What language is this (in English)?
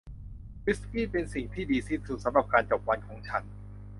Thai